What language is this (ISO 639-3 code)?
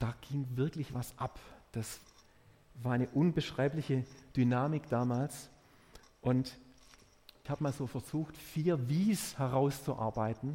deu